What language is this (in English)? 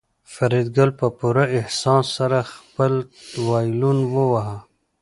Pashto